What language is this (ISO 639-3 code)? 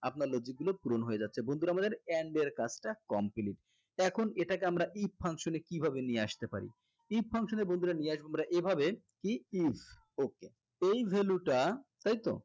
ben